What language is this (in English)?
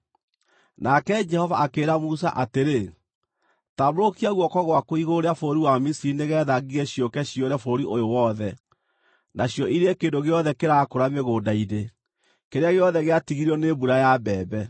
Kikuyu